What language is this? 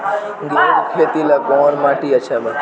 Bhojpuri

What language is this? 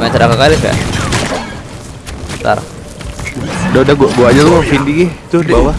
Indonesian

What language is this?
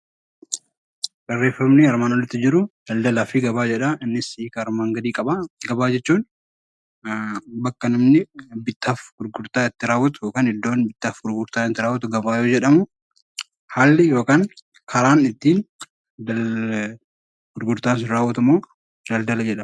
Oromo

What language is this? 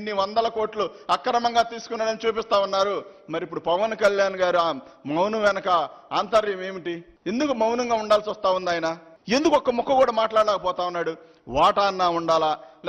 Hindi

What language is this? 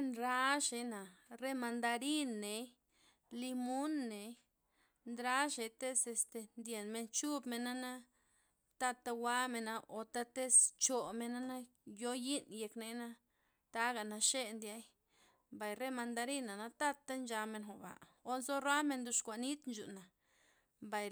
Loxicha Zapotec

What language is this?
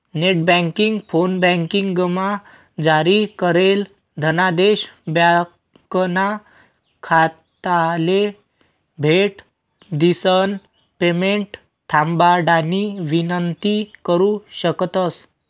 Marathi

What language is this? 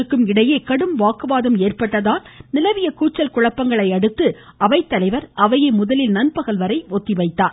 Tamil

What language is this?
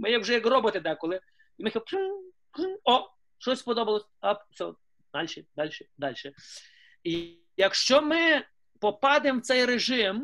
Ukrainian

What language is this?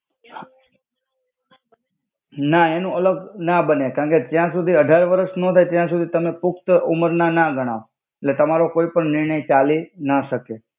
Gujarati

